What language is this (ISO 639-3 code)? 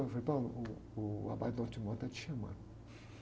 por